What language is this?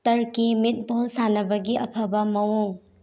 Manipuri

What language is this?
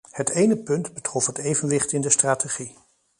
Dutch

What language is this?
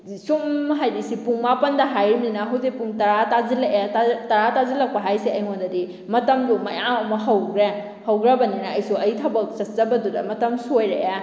Manipuri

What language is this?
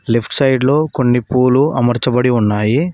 Telugu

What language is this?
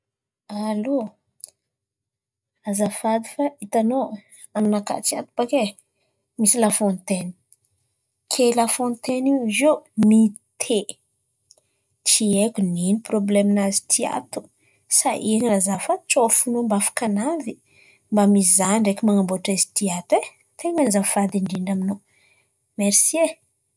Antankarana Malagasy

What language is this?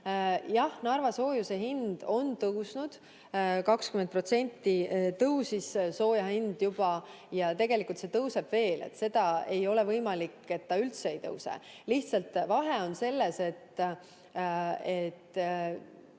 Estonian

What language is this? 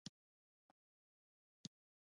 Pashto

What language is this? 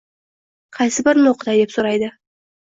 Uzbek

